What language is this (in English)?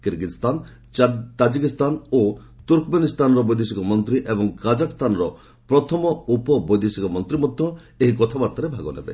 Odia